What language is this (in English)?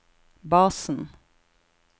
Norwegian